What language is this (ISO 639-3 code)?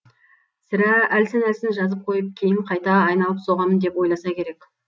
kaz